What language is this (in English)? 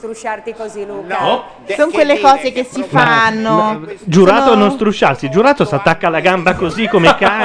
Italian